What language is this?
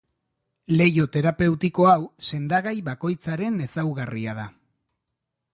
Basque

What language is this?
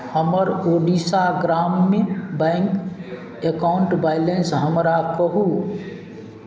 Maithili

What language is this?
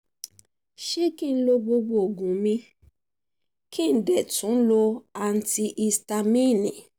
Yoruba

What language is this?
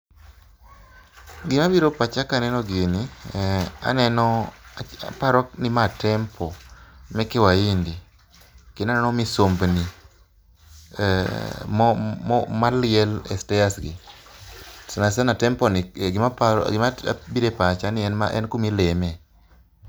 Luo (Kenya and Tanzania)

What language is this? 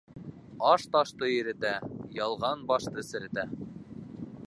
Bashkir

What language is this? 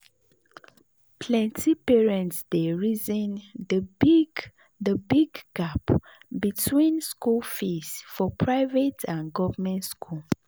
Nigerian Pidgin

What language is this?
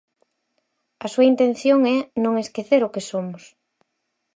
Galician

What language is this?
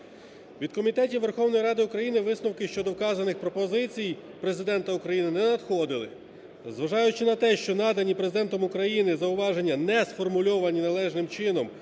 Ukrainian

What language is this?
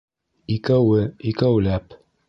Bashkir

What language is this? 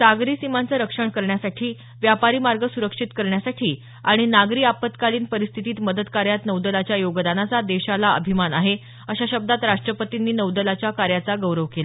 Marathi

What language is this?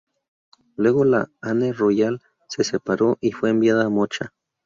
Spanish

